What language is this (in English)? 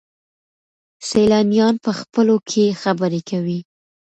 Pashto